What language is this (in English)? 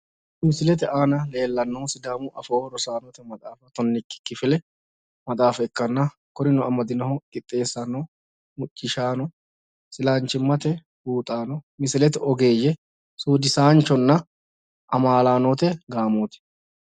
Sidamo